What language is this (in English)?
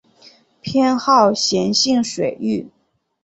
Chinese